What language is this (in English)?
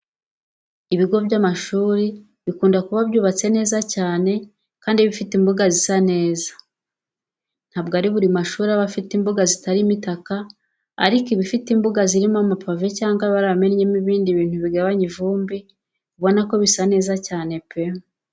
Kinyarwanda